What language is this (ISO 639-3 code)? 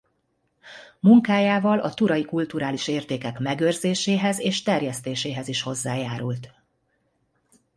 hun